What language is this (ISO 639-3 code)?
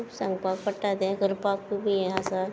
kok